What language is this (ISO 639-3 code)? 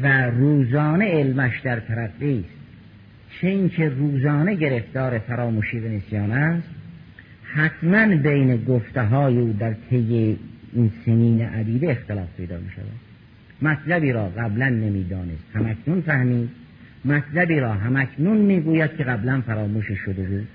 fas